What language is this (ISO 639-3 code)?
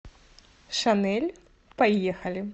rus